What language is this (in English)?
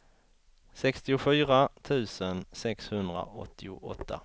Swedish